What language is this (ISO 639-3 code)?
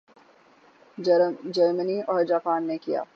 urd